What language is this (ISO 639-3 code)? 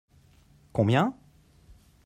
fra